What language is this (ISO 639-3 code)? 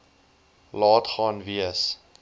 afr